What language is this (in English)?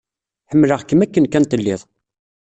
Kabyle